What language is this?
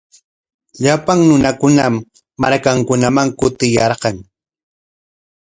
Corongo Ancash Quechua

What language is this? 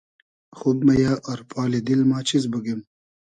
Hazaragi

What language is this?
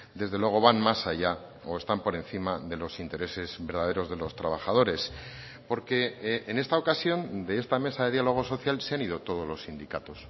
Spanish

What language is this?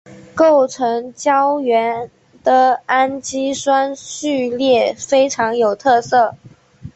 Chinese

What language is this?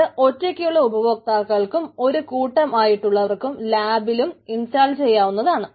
Malayalam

